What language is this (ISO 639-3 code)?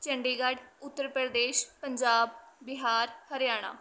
pan